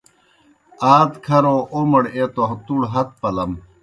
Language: Kohistani Shina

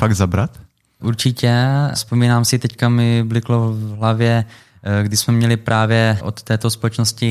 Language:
Czech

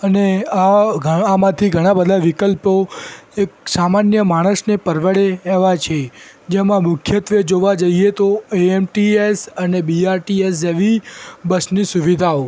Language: Gujarati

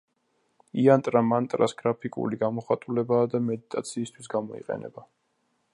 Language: Georgian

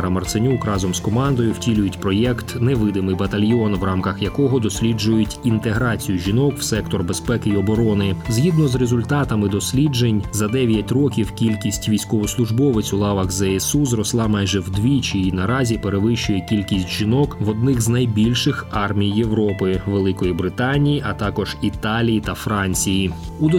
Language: Ukrainian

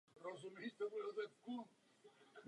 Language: Czech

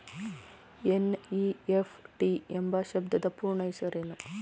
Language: Kannada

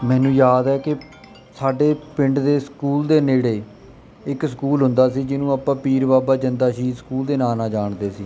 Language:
Punjabi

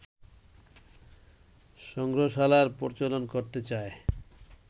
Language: Bangla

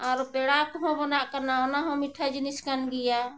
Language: Santali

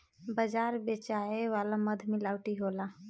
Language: Bhojpuri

